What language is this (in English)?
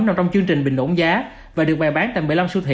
Vietnamese